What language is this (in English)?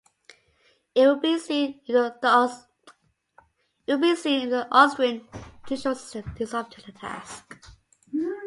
English